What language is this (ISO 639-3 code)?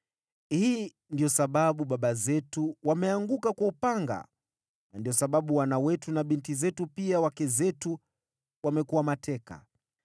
swa